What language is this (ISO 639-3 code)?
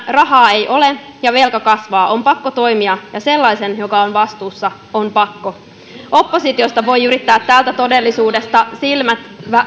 fin